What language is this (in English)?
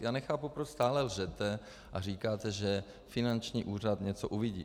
Czech